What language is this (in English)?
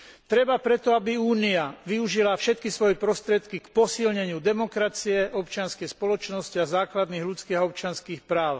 Slovak